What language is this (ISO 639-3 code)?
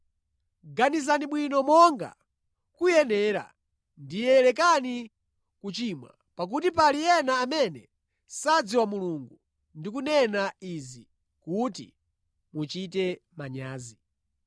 nya